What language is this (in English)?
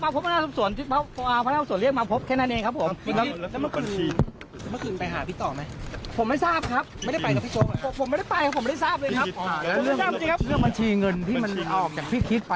Thai